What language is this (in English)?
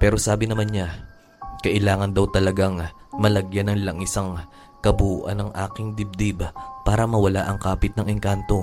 Filipino